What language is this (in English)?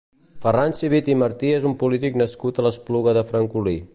Catalan